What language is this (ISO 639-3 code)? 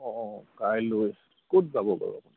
asm